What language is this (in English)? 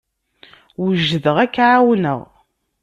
Kabyle